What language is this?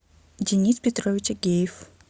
Russian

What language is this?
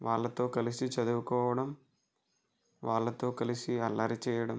Telugu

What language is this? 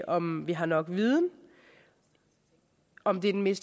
Danish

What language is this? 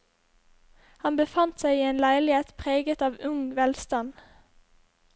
Norwegian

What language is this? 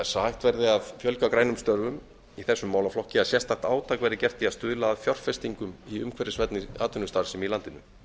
Icelandic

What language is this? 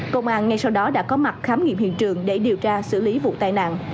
Vietnamese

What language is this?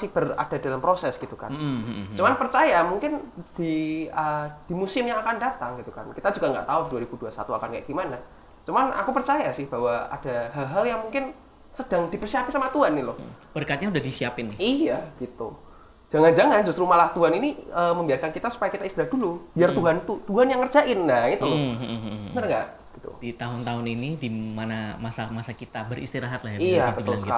Indonesian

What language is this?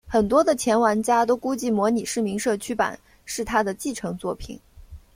Chinese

